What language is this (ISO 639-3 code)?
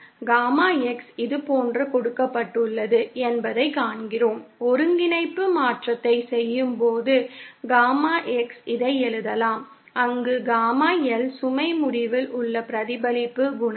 tam